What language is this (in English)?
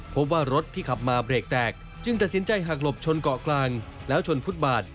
Thai